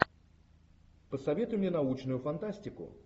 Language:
Russian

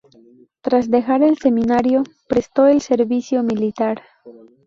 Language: Spanish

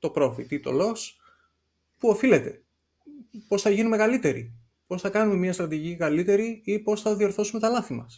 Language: Greek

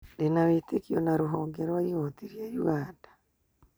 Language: Kikuyu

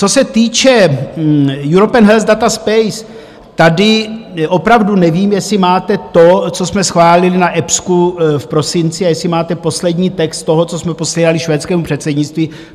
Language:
Czech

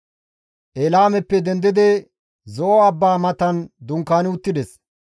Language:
Gamo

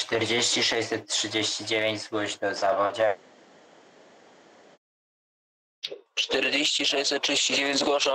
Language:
Polish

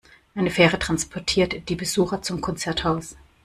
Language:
German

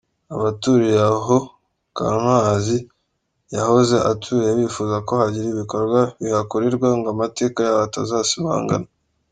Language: Kinyarwanda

